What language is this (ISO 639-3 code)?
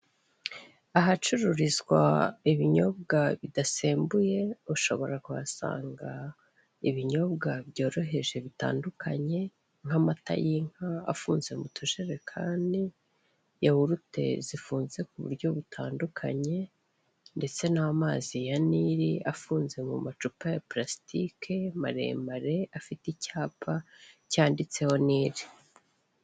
kin